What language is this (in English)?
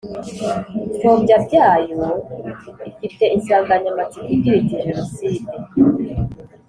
Kinyarwanda